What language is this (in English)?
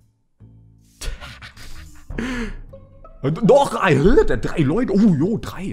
German